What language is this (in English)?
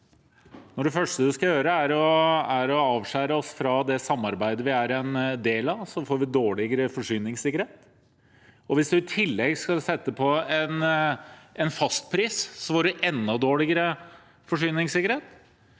Norwegian